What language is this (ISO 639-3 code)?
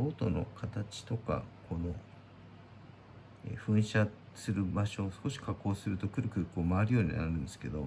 jpn